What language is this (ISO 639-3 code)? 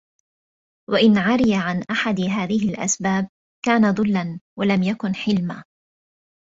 ara